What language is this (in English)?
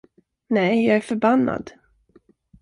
Swedish